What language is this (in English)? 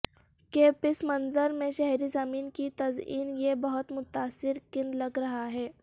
Urdu